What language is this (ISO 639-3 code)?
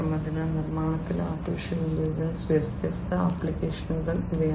mal